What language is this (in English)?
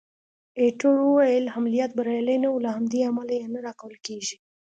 Pashto